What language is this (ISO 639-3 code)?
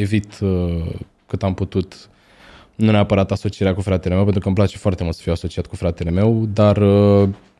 ron